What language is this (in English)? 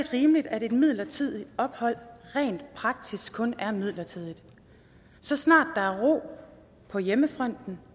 Danish